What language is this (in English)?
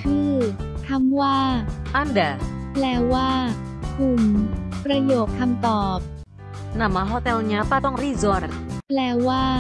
Thai